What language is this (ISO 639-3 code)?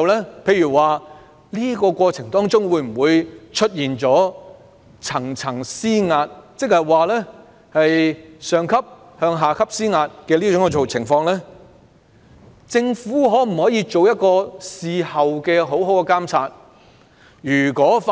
yue